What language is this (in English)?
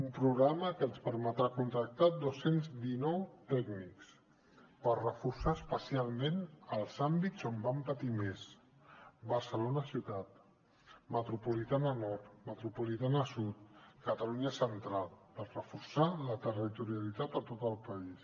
Catalan